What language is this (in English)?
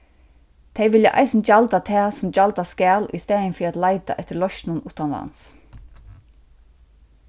Faroese